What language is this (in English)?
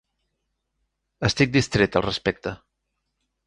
Catalan